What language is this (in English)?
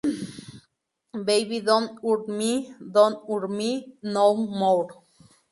Spanish